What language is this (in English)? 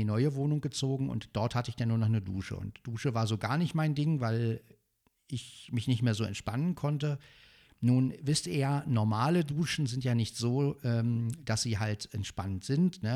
German